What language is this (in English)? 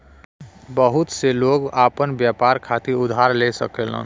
Bhojpuri